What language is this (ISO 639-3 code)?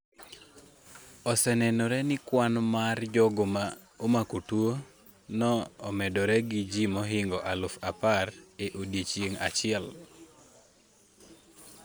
luo